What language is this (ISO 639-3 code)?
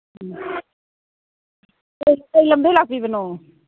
mni